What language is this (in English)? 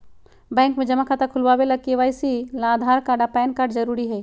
Magahi